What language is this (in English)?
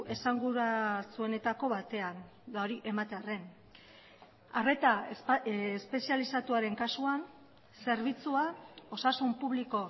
Basque